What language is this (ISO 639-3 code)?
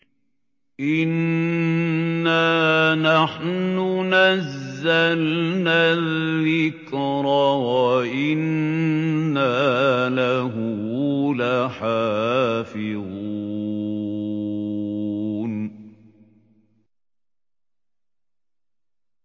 ara